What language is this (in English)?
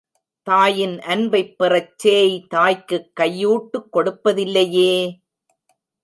Tamil